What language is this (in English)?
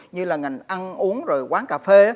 Vietnamese